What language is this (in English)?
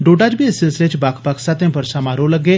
Dogri